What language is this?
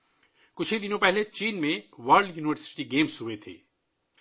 Urdu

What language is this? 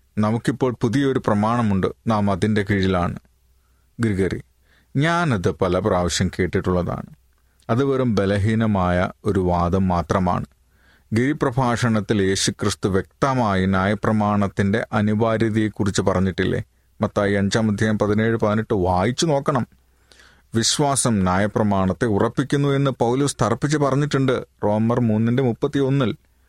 Malayalam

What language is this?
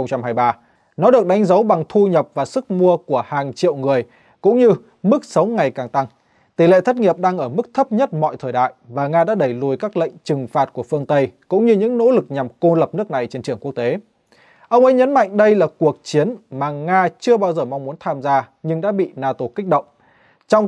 Vietnamese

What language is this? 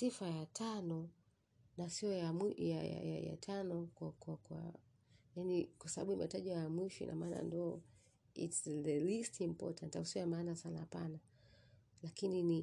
Swahili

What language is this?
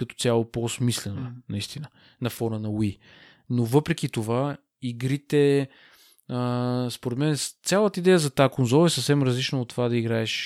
Bulgarian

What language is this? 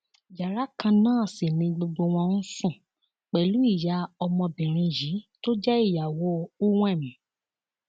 Yoruba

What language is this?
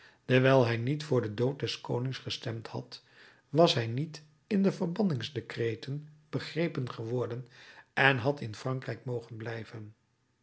Dutch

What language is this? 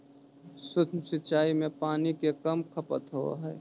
Magahi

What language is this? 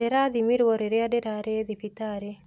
Kikuyu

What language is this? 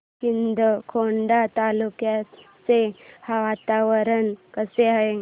Marathi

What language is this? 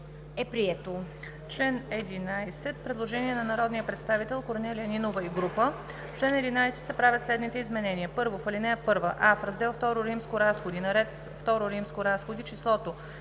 Bulgarian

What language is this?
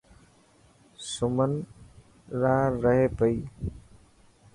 Dhatki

